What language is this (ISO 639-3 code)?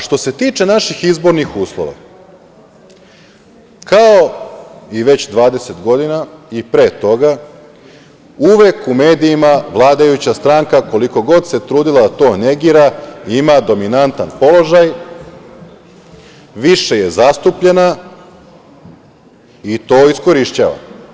srp